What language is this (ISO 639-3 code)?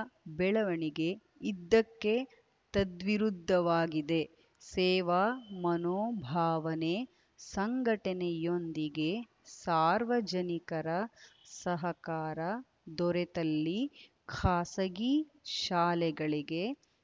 kan